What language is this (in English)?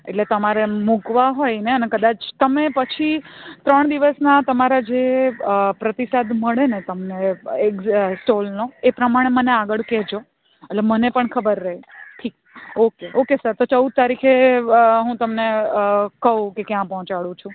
Gujarati